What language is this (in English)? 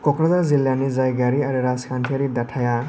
Bodo